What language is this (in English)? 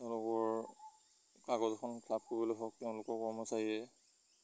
Assamese